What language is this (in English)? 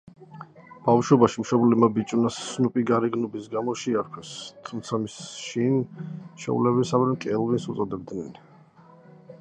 Georgian